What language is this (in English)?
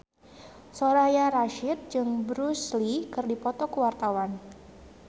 Sundanese